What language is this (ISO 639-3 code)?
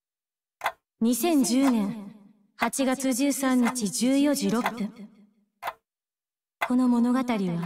jpn